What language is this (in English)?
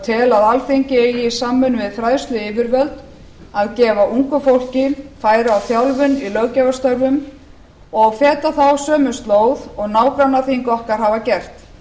Icelandic